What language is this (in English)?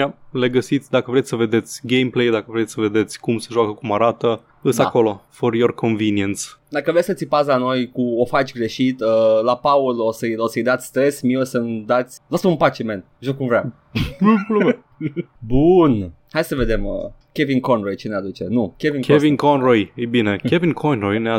Romanian